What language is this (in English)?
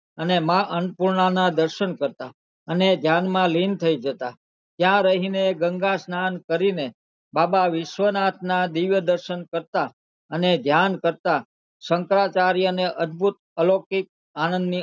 Gujarati